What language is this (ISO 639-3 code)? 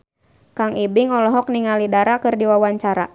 sun